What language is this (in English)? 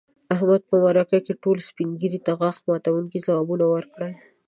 Pashto